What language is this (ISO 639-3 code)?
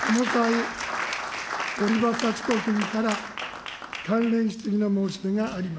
jpn